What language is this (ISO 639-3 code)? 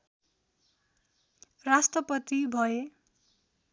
nep